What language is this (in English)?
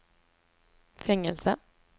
Swedish